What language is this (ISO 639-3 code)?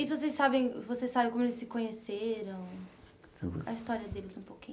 por